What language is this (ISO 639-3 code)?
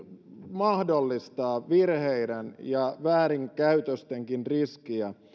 fin